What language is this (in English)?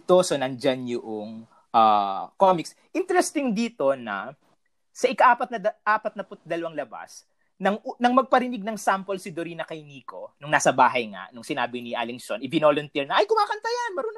Filipino